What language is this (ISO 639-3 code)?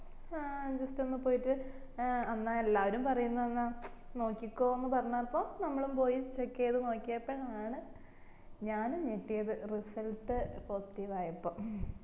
mal